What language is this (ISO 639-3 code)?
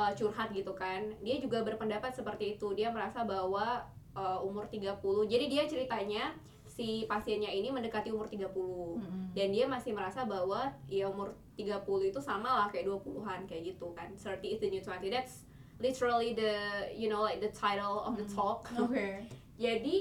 ind